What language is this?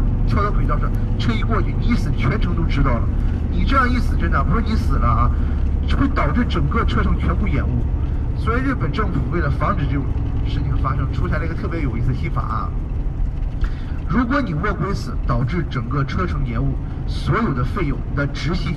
Chinese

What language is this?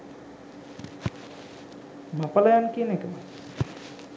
Sinhala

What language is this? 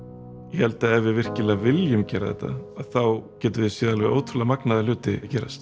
Icelandic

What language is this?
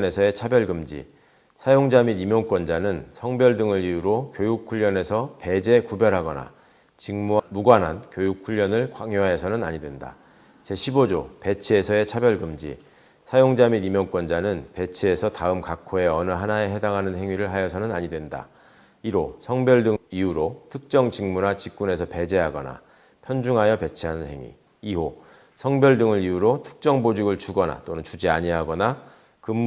Korean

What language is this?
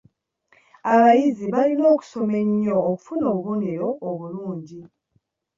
Ganda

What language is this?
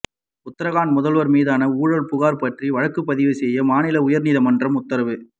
Tamil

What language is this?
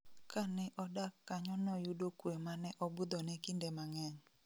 Luo (Kenya and Tanzania)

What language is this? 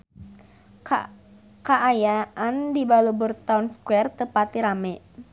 Sundanese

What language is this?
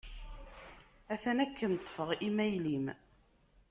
Kabyle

